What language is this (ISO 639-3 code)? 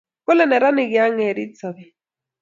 kln